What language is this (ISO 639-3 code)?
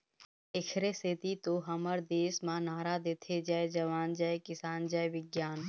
hne